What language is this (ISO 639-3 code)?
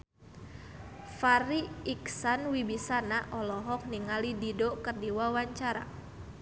sun